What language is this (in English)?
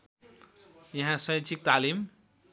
Nepali